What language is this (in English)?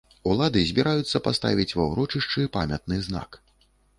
Belarusian